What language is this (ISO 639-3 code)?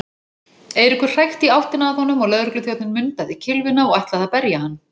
isl